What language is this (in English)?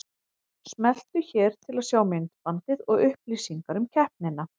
Icelandic